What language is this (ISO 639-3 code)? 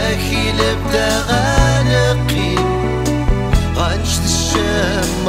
ara